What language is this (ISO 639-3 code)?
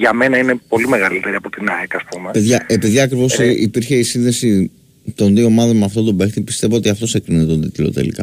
ell